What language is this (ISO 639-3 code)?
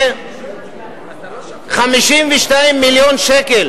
heb